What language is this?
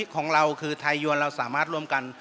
Thai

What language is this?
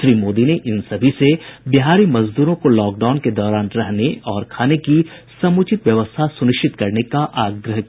Hindi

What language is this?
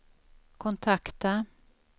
Swedish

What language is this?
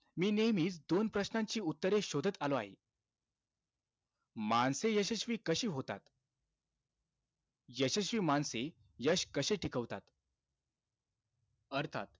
Marathi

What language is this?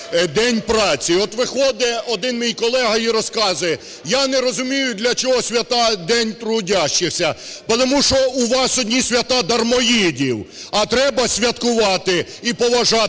Ukrainian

